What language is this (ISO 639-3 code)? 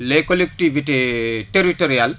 wol